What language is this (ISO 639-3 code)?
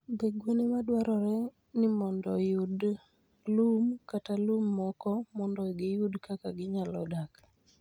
luo